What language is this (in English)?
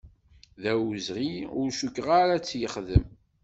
Kabyle